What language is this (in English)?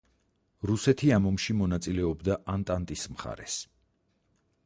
Georgian